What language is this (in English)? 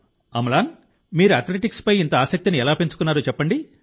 Telugu